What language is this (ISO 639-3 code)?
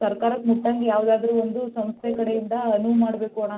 kan